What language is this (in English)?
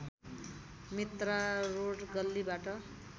Nepali